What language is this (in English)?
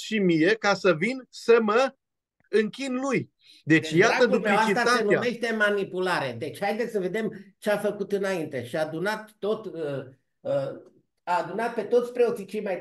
Romanian